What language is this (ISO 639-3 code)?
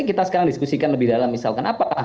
ind